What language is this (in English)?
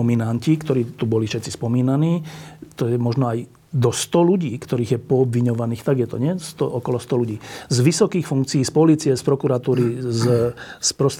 Slovak